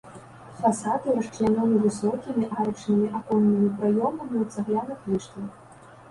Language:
Belarusian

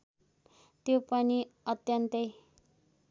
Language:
Nepali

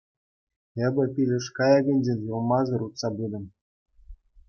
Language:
Chuvash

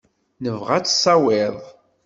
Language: Kabyle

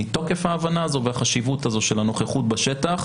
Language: Hebrew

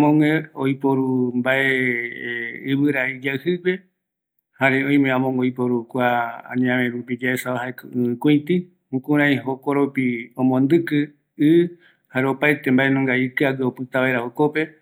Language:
Eastern Bolivian Guaraní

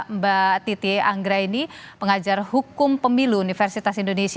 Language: Indonesian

